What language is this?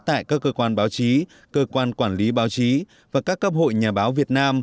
Vietnamese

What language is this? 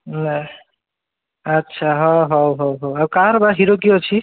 Odia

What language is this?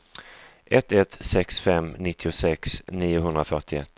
Swedish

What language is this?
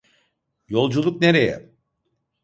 Turkish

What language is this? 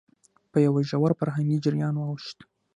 Pashto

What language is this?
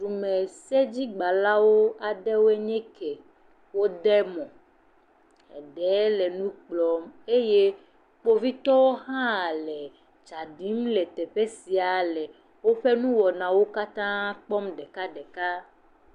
Ewe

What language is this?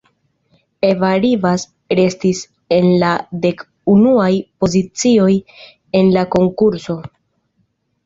Esperanto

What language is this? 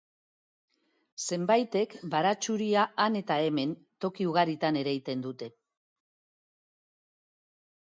Basque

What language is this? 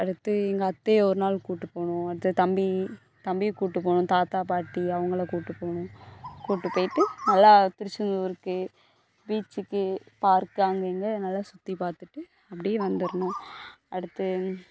Tamil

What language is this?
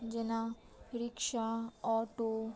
Maithili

